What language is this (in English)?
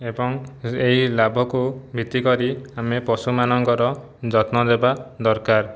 Odia